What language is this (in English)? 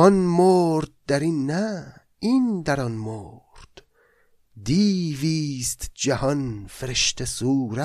Persian